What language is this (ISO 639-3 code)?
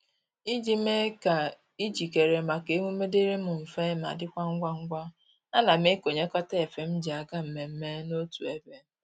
ibo